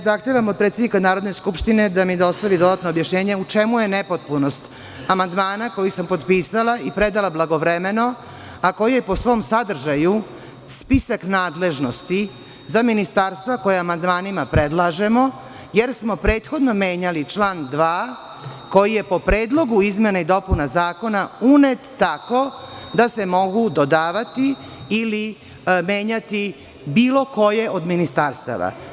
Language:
Serbian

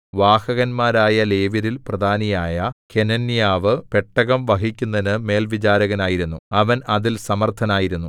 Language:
Malayalam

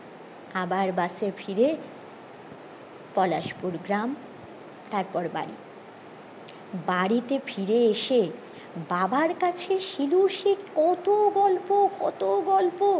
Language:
Bangla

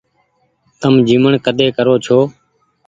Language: Goaria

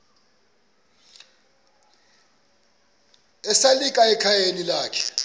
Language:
Xhosa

